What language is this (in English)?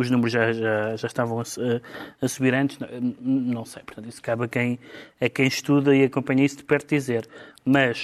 Portuguese